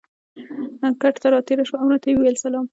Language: Pashto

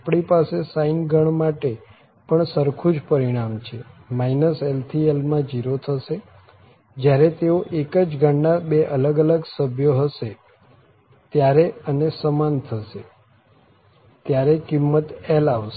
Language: Gujarati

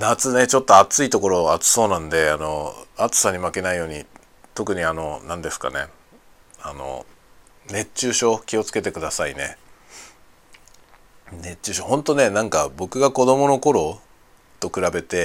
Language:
Japanese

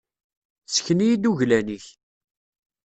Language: Kabyle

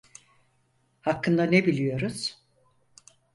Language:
Turkish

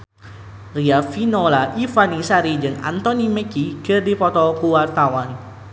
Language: Sundanese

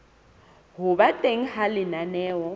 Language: Southern Sotho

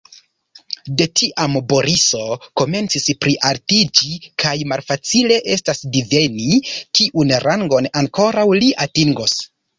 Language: Esperanto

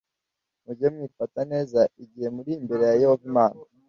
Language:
Kinyarwanda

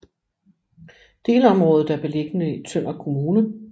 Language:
Danish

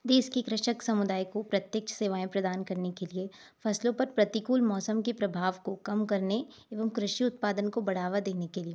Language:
Hindi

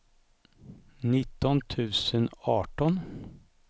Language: Swedish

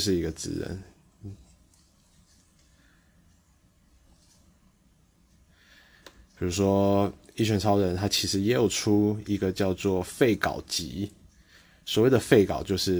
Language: Chinese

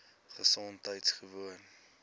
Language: Afrikaans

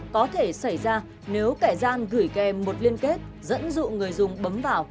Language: Vietnamese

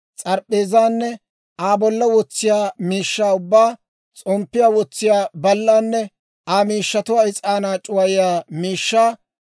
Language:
Dawro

